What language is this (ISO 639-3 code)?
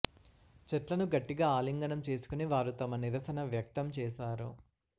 tel